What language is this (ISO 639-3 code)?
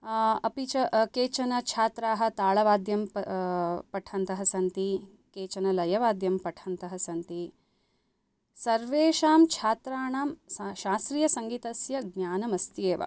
san